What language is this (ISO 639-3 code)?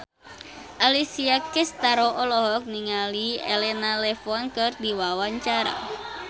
sun